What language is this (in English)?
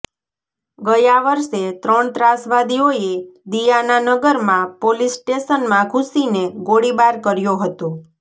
Gujarati